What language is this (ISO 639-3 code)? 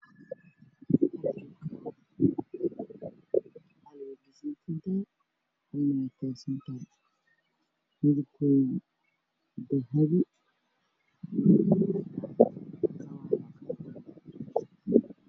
som